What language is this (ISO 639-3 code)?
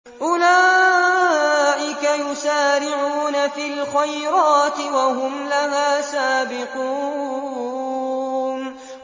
ara